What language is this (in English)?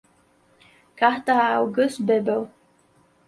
Portuguese